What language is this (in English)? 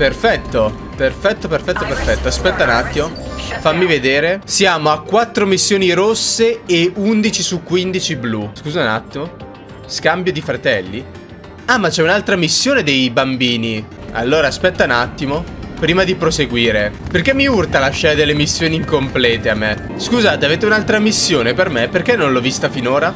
Italian